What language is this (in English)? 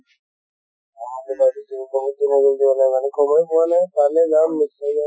Assamese